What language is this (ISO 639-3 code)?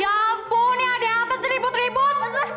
ind